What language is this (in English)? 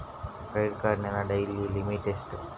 Kannada